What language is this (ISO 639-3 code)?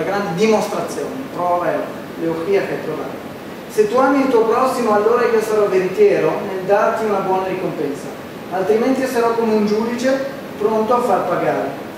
ita